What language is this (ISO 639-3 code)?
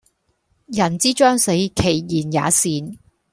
yue